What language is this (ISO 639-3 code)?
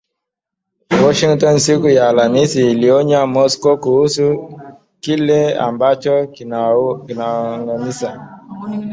swa